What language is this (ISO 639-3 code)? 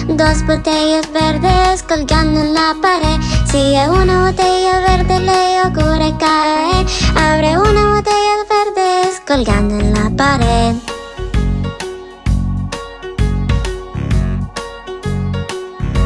spa